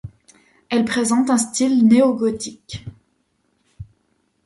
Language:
French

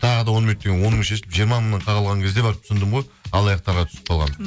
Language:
Kazakh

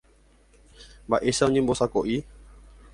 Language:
Guarani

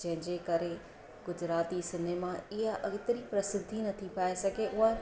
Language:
Sindhi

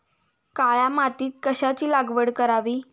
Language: Marathi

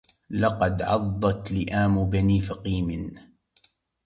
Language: Arabic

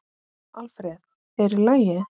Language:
Icelandic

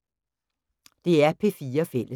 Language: Danish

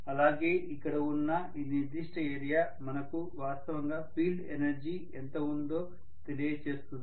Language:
Telugu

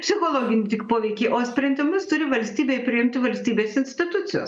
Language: Lithuanian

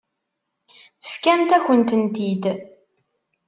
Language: Kabyle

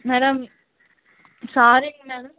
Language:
Tamil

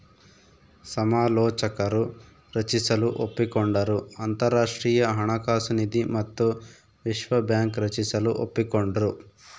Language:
Kannada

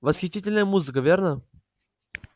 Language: Russian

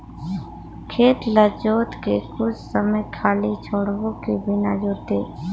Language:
Chhattisgarhi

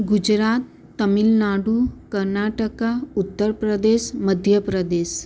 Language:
Gujarati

